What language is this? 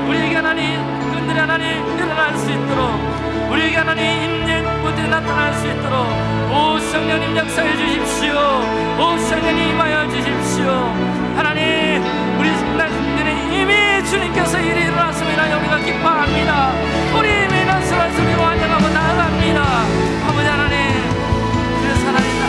Korean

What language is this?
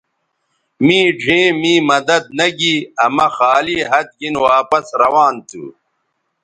Bateri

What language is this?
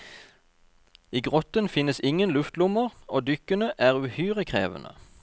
Norwegian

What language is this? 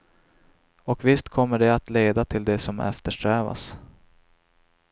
Swedish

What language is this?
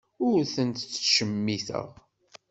Kabyle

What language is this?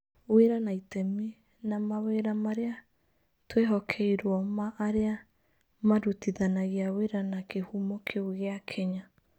Kikuyu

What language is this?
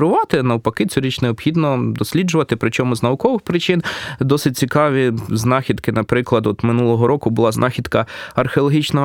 Ukrainian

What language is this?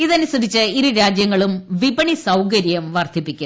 Malayalam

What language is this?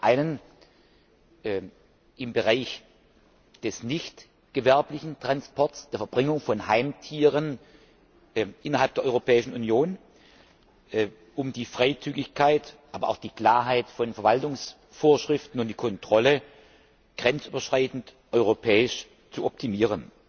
German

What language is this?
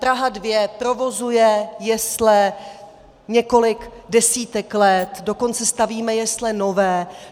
Czech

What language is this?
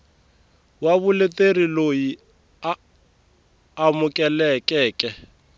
Tsonga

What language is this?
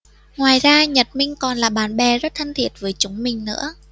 Vietnamese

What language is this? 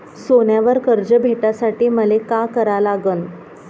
Marathi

